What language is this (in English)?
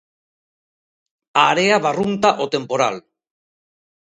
Galician